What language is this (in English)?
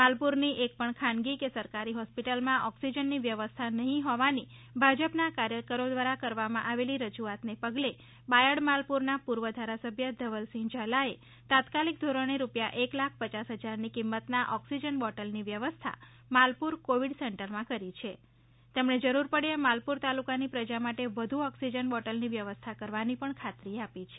Gujarati